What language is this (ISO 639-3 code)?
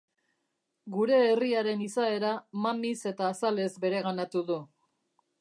eus